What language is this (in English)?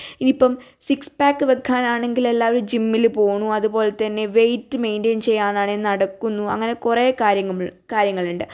Malayalam